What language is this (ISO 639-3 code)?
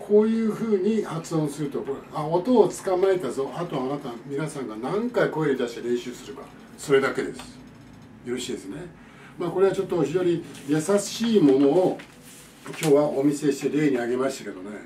jpn